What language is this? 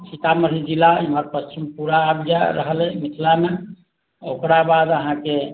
Maithili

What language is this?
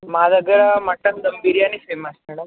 Telugu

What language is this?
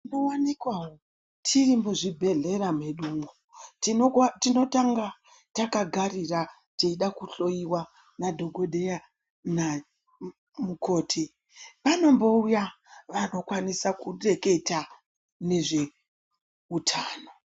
Ndau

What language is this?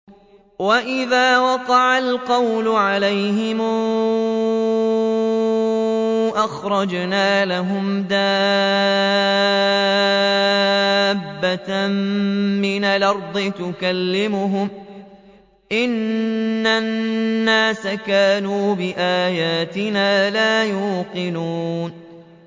Arabic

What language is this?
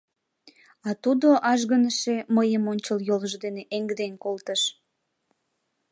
Mari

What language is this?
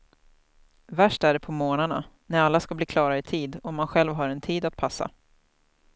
Swedish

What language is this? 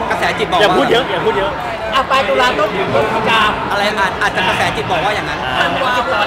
Thai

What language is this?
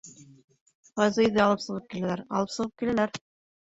Bashkir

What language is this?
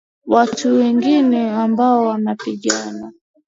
Swahili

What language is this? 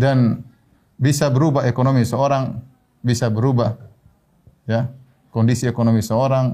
Indonesian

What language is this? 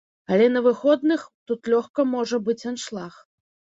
Belarusian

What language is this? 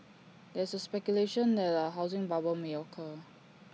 English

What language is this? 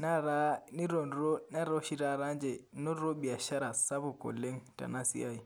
Masai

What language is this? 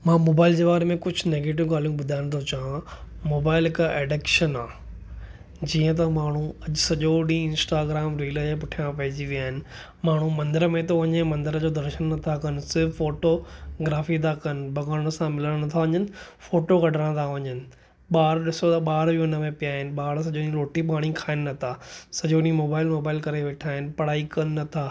Sindhi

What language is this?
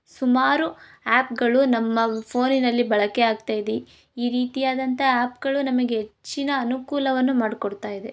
Kannada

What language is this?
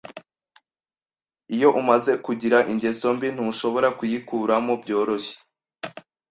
Kinyarwanda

